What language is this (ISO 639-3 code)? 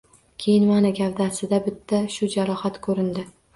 uzb